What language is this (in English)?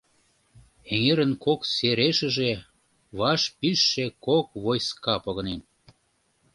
Mari